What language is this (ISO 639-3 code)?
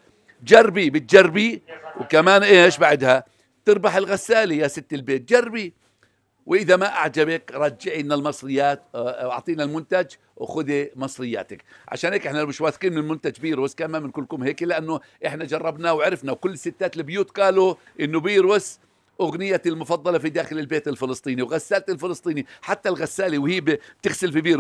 ara